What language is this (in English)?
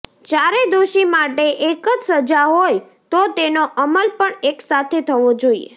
Gujarati